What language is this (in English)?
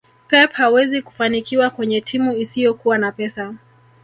Swahili